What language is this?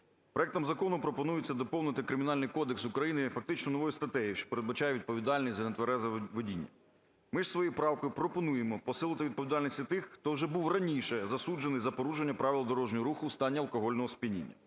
Ukrainian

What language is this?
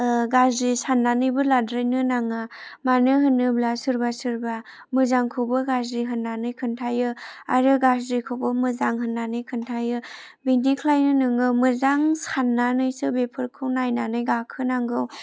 Bodo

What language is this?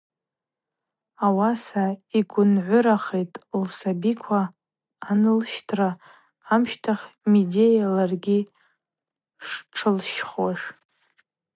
Abaza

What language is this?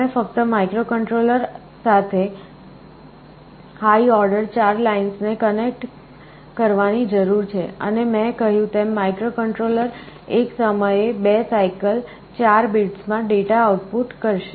Gujarati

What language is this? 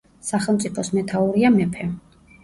Georgian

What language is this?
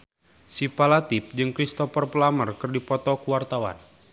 Sundanese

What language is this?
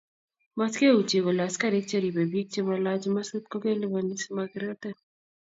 Kalenjin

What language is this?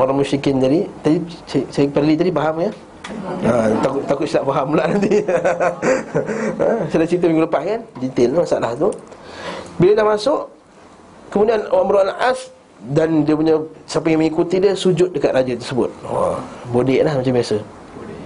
Malay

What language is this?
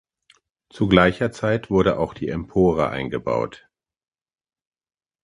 German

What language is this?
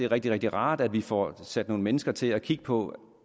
Danish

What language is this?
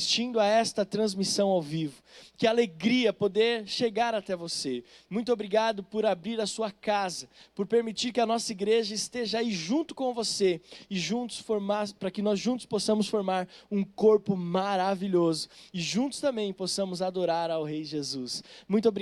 Portuguese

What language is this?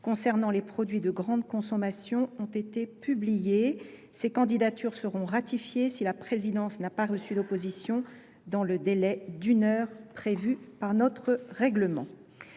French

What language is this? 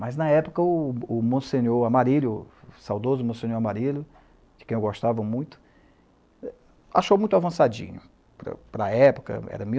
Portuguese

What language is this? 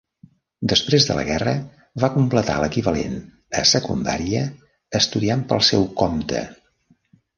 Catalan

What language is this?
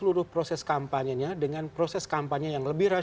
Indonesian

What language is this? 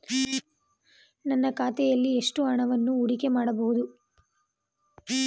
Kannada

